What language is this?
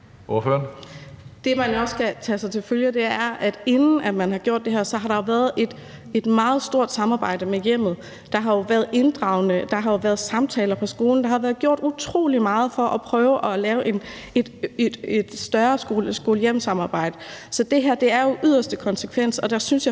Danish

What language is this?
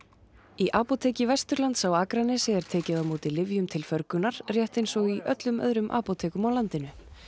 Icelandic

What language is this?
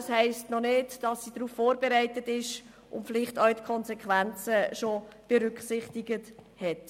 Swiss German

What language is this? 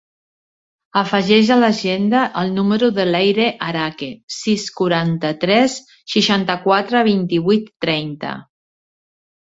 Catalan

